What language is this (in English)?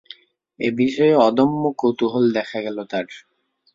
Bangla